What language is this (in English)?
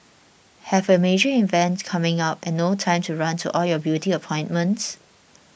English